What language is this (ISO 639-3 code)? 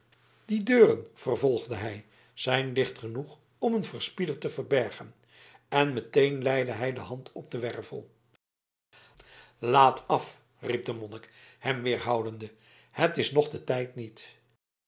nld